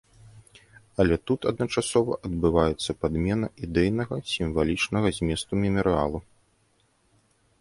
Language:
Belarusian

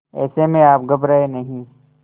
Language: Hindi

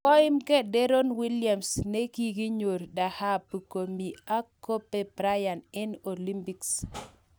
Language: Kalenjin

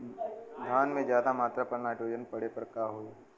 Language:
Bhojpuri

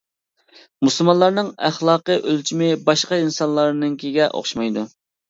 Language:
Uyghur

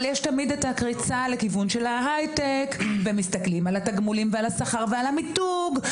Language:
Hebrew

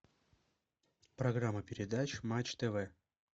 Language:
Russian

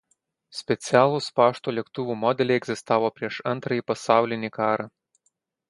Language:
Lithuanian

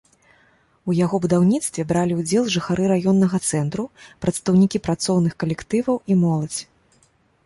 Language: Belarusian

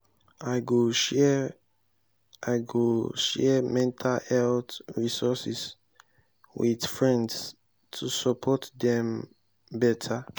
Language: Nigerian Pidgin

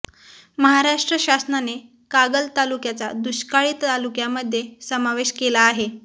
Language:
Marathi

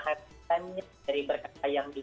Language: Indonesian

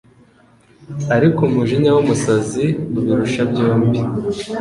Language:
Kinyarwanda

